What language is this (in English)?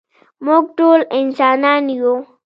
Pashto